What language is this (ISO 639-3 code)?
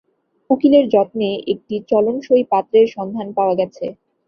ben